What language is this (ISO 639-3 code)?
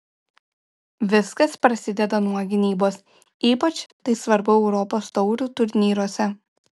lit